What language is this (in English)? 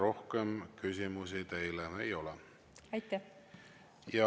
Estonian